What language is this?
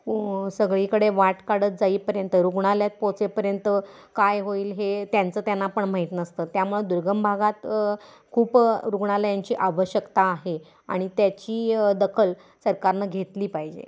Marathi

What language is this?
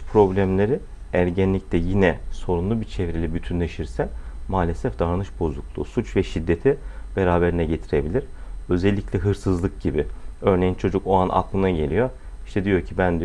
Turkish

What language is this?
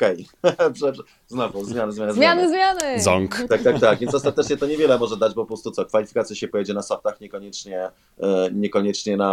Polish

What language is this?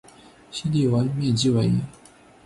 Chinese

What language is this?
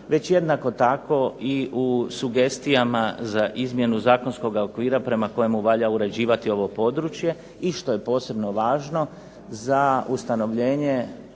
Croatian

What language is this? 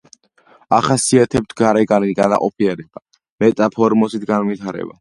Georgian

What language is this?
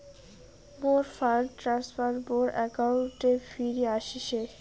Bangla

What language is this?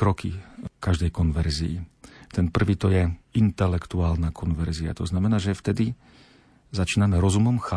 Slovak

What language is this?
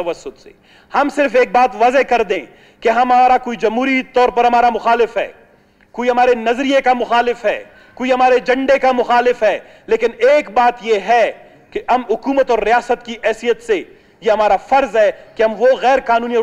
Hindi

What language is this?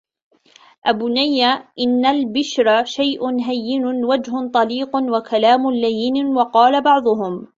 Arabic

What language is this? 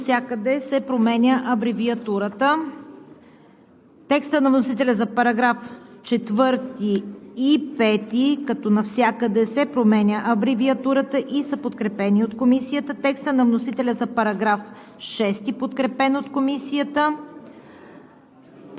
Bulgarian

